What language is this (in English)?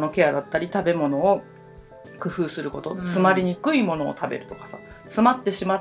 Japanese